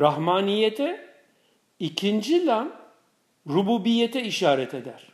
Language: Turkish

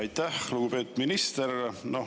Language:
Estonian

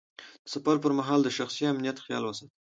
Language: Pashto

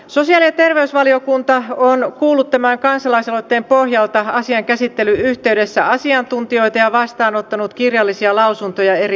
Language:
Finnish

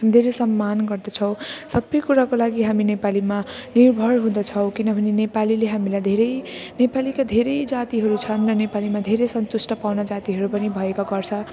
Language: Nepali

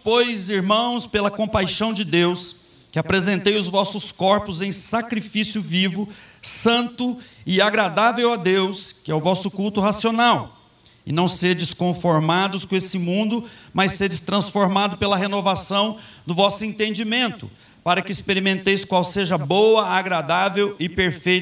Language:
Portuguese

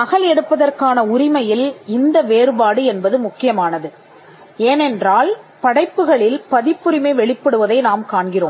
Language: Tamil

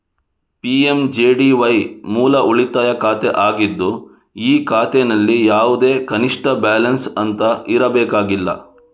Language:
Kannada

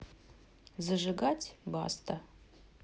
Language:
Russian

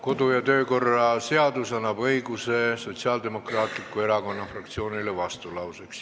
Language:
Estonian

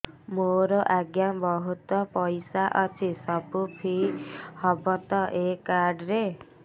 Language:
Odia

